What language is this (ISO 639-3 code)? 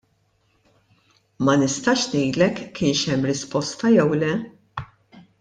mlt